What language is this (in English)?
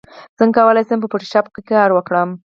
Pashto